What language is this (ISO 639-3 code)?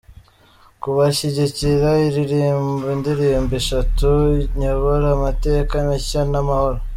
kin